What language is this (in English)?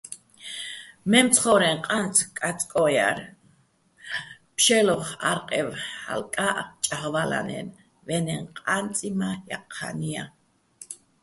Bats